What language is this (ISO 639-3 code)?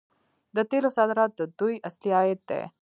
pus